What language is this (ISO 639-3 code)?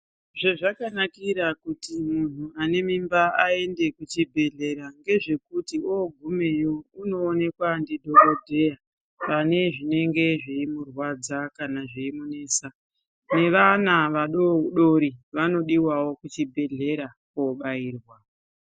ndc